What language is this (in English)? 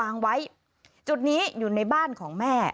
Thai